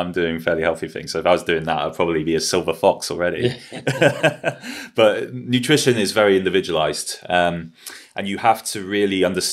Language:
English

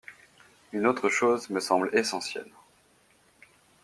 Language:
French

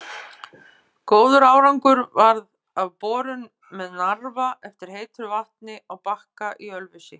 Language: Icelandic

